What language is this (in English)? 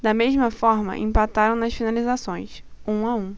Portuguese